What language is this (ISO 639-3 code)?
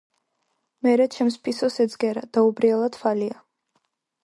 kat